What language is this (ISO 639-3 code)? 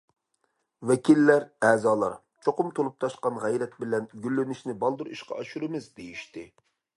uig